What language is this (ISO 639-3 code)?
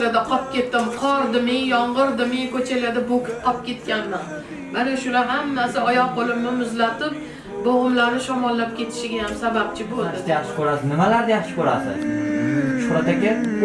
tur